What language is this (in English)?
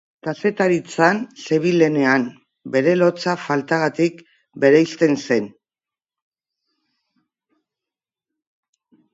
Basque